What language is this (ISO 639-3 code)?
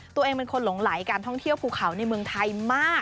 tha